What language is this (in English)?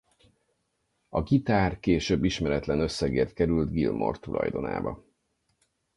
Hungarian